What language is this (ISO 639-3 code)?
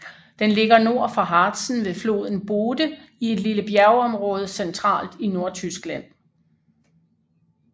dan